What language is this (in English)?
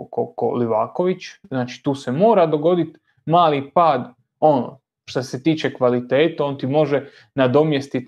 Croatian